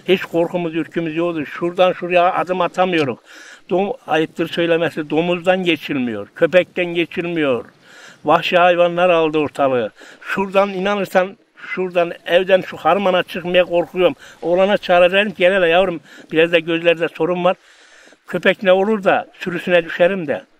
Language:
Turkish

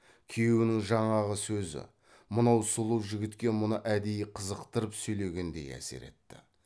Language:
Kazakh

